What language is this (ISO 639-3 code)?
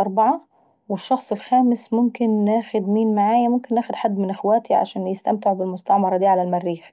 aec